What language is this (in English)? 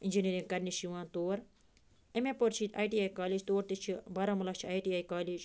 Kashmiri